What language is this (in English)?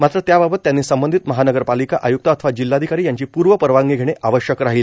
Marathi